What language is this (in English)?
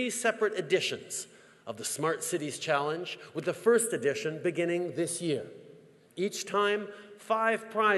English